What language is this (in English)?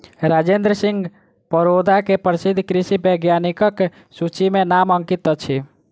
Maithili